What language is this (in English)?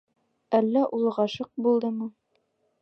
Bashkir